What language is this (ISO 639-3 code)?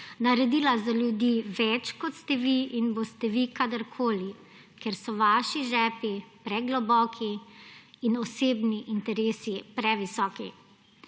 slv